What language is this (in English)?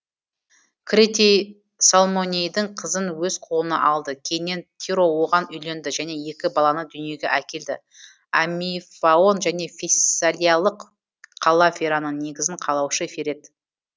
Kazakh